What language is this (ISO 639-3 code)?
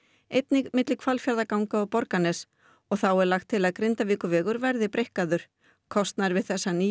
isl